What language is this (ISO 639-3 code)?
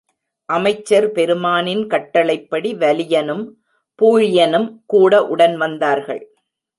tam